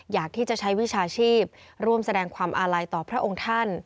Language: Thai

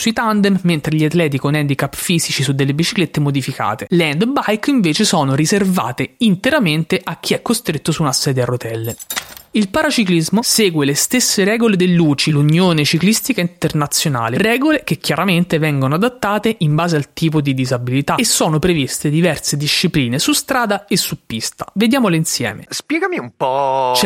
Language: Italian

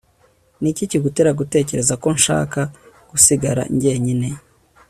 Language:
Kinyarwanda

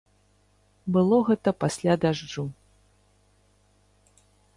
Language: Belarusian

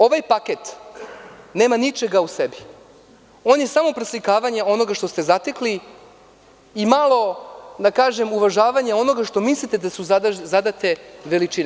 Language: Serbian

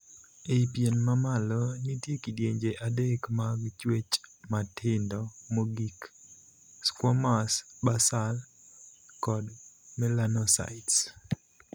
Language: Luo (Kenya and Tanzania)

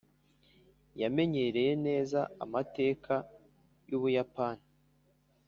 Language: Kinyarwanda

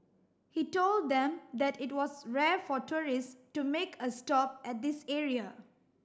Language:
English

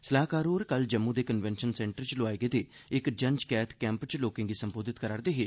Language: Dogri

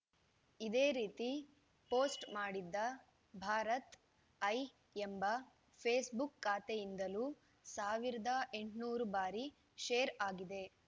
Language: Kannada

